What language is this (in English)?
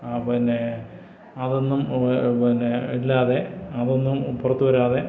Malayalam